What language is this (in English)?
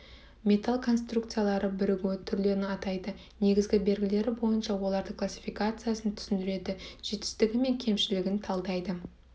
Kazakh